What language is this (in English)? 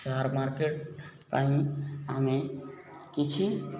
Odia